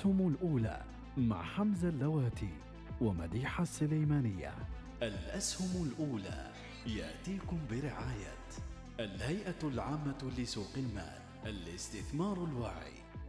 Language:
Arabic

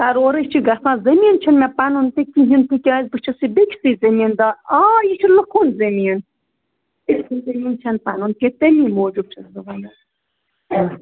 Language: Kashmiri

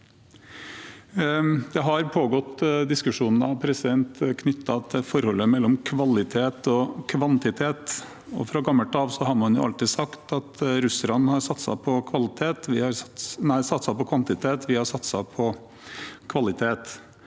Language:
Norwegian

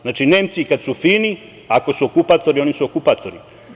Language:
Serbian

